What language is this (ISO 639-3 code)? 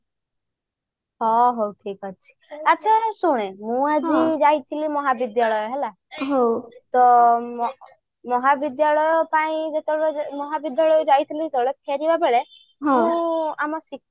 ori